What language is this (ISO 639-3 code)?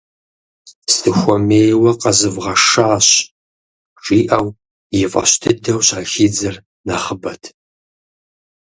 kbd